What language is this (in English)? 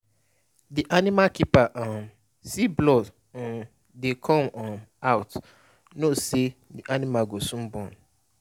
Nigerian Pidgin